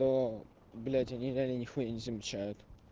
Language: Russian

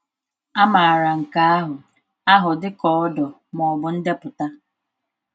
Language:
Igbo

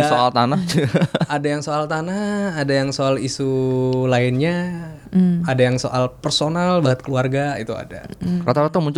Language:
Indonesian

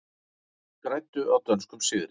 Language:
Icelandic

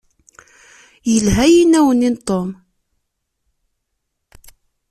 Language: Kabyle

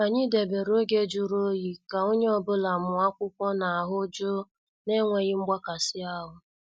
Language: Igbo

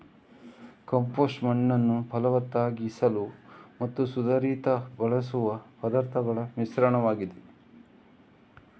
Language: Kannada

